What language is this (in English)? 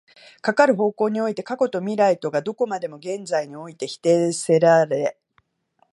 Japanese